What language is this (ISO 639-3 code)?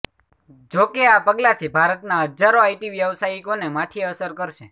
guj